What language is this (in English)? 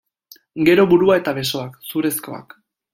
Basque